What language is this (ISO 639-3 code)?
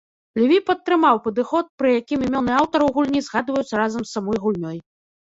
bel